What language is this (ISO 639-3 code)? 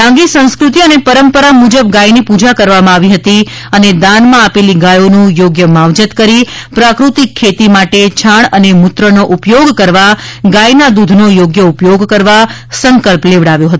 guj